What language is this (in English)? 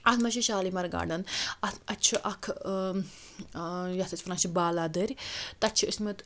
Kashmiri